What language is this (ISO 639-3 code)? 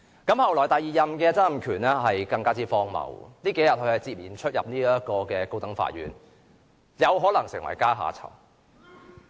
yue